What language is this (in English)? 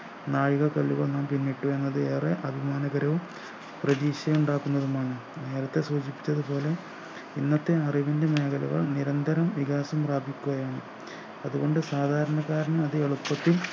Malayalam